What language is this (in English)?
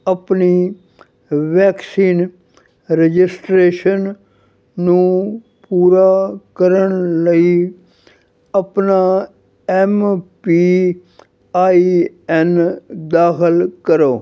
Punjabi